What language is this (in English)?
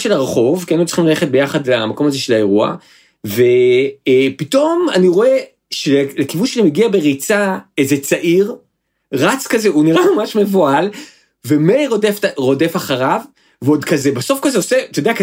Hebrew